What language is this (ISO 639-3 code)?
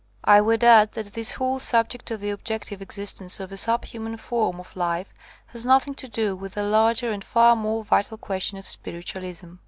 eng